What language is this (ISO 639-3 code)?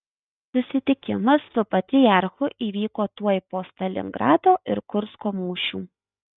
lit